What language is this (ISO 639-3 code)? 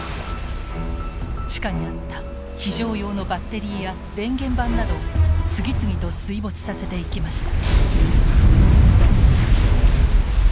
jpn